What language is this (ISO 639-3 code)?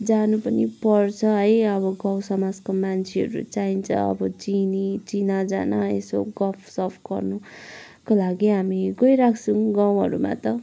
nep